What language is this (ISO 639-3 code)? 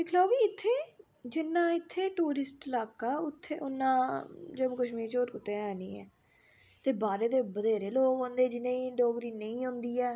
doi